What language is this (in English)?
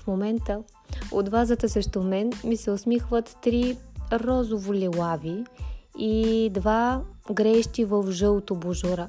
Bulgarian